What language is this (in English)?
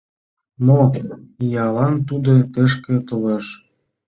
Mari